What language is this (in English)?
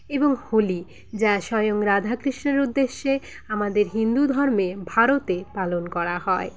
Bangla